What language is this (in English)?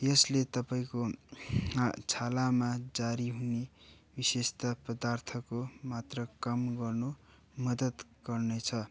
Nepali